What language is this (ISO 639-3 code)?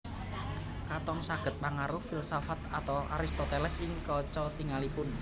jav